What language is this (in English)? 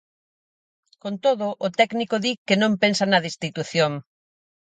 Galician